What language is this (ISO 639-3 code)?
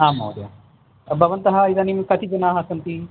san